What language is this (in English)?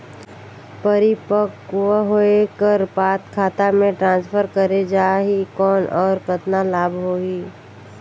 Chhattisgarhi